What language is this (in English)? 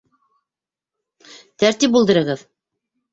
Bashkir